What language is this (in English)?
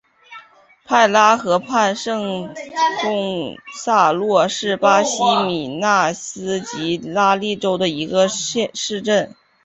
Chinese